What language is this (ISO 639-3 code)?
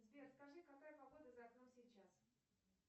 rus